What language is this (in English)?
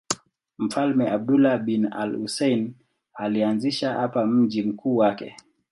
Swahili